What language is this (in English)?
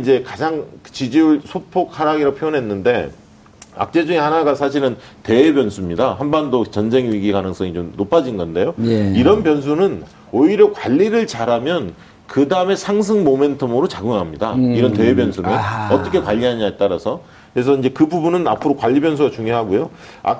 Korean